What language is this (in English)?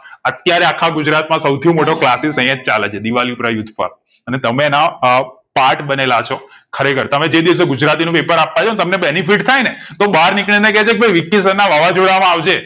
Gujarati